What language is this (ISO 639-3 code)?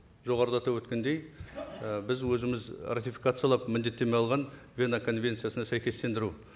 kaz